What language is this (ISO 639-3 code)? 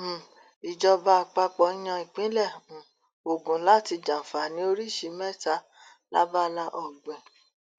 yor